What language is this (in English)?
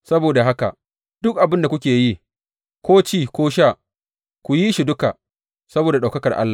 Hausa